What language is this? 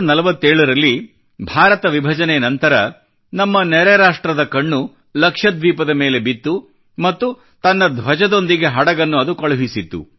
Kannada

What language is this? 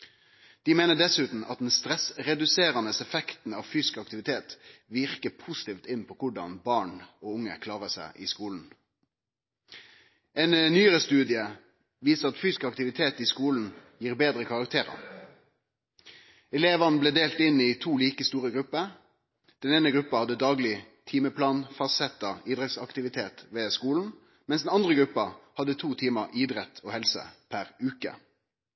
Norwegian Nynorsk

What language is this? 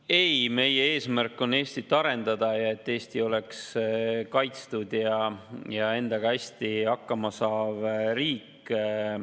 Estonian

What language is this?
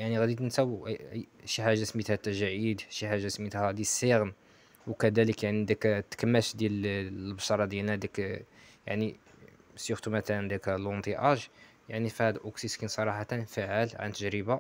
Arabic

